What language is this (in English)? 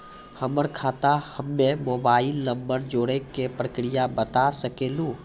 Maithili